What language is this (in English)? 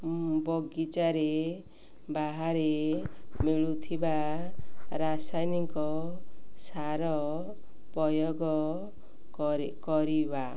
Odia